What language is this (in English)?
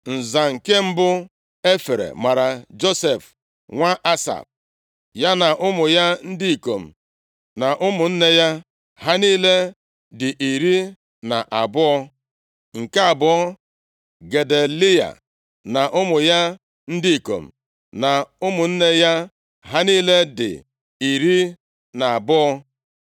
Igbo